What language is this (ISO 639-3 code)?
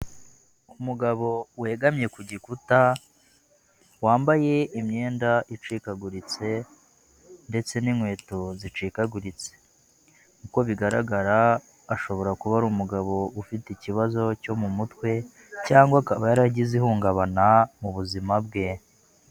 kin